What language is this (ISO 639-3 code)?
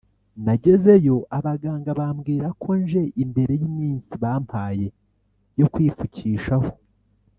kin